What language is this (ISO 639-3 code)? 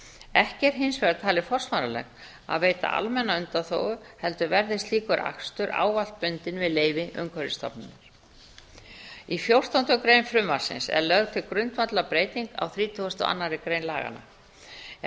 isl